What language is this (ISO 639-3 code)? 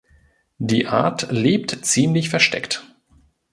deu